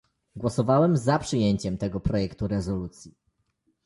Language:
Polish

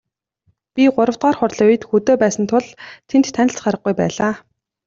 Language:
Mongolian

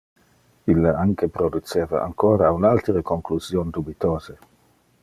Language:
Interlingua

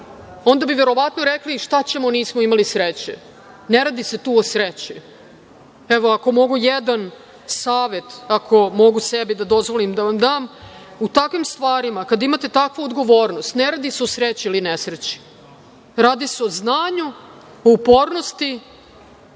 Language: Serbian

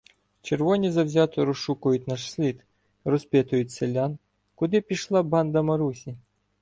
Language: Ukrainian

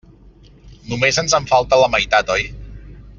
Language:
Catalan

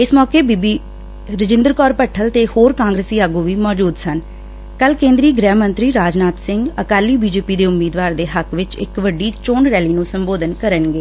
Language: Punjabi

